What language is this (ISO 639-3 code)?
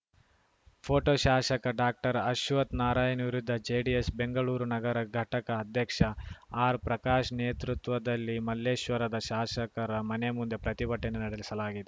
kan